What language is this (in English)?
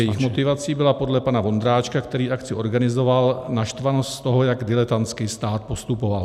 Czech